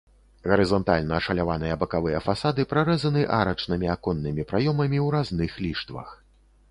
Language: Belarusian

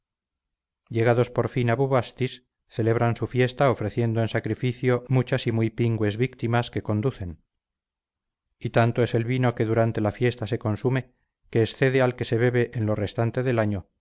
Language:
Spanish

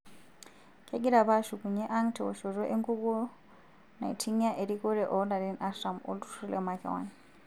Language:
Masai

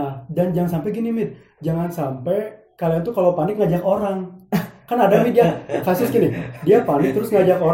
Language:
Indonesian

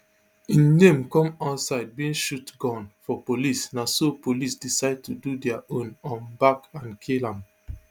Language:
Nigerian Pidgin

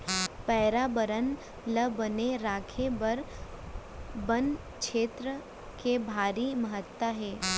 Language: Chhattisgarhi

